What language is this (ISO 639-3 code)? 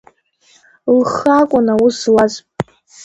abk